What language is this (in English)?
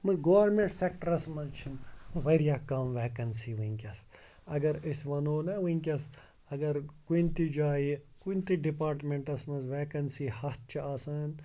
Kashmiri